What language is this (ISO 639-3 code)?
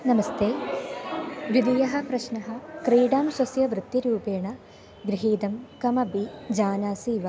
san